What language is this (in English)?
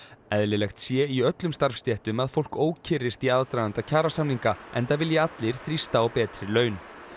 Icelandic